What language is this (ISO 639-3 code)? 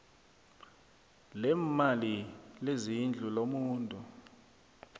nbl